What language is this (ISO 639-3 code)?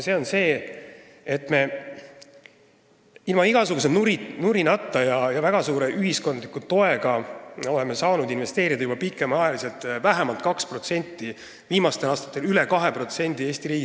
est